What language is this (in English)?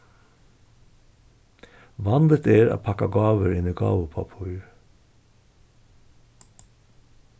Faroese